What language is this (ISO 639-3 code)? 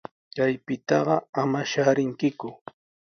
qws